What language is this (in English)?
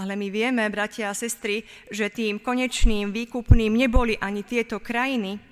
Slovak